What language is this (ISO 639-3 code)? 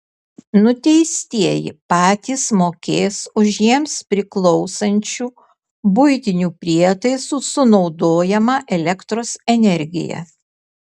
lit